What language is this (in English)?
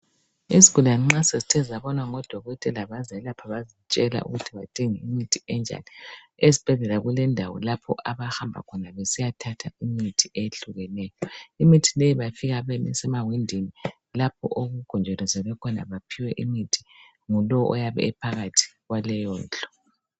North Ndebele